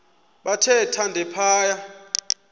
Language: Xhosa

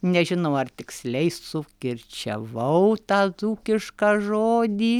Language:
Lithuanian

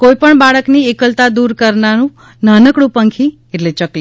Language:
Gujarati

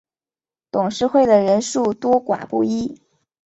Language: Chinese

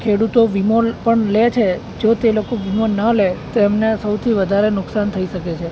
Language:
Gujarati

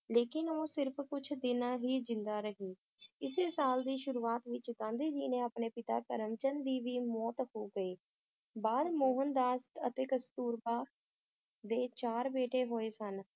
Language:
Punjabi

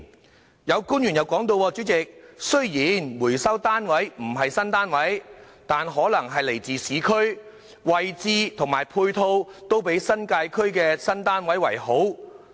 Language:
Cantonese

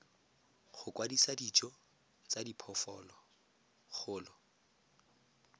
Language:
Tswana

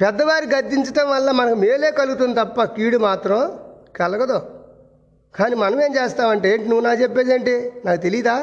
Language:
Telugu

